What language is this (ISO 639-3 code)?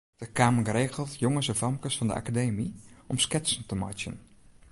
fry